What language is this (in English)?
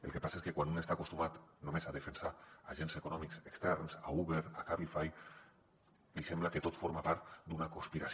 Catalan